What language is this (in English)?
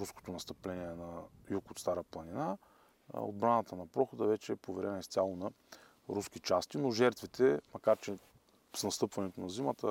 Bulgarian